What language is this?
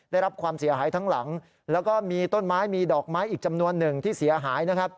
Thai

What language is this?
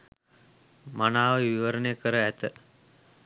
Sinhala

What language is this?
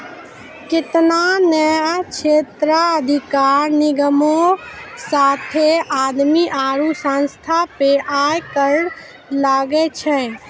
Maithili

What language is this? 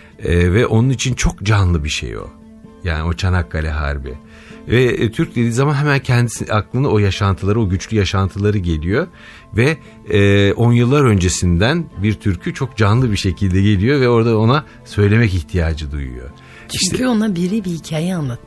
Turkish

